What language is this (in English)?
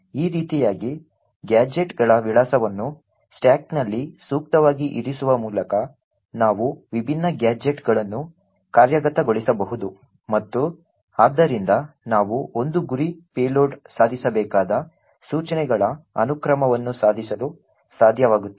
Kannada